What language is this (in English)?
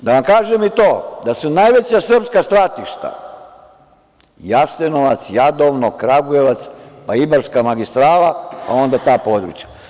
Serbian